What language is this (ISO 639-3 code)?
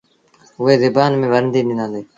sbn